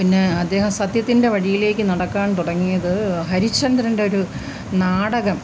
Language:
Malayalam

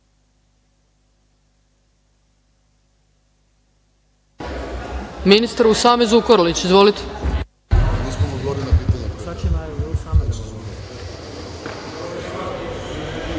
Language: Serbian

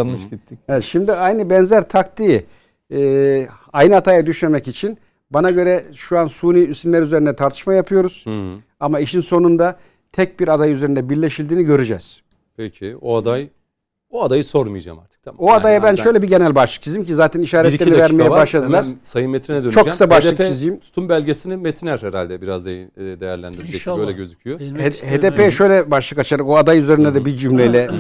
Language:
Turkish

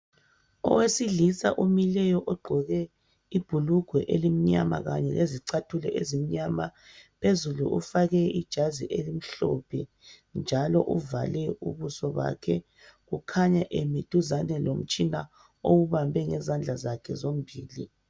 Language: North Ndebele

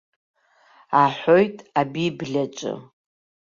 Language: Abkhazian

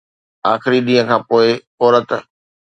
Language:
Sindhi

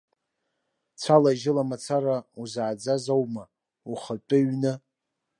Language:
Abkhazian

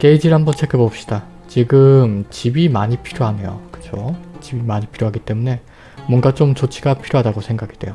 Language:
Korean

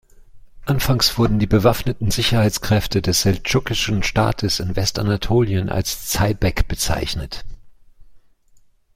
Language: German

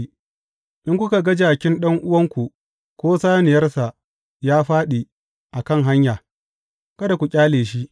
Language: Hausa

